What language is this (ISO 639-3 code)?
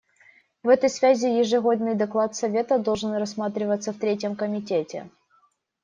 rus